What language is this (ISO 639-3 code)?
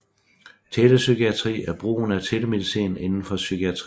dan